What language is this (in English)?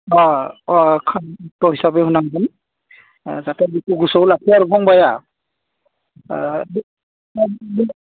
Bodo